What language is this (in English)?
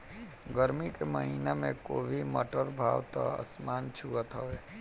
Bhojpuri